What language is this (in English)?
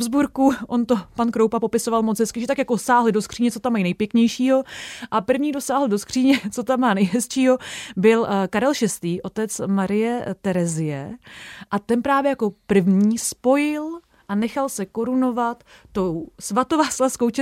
Czech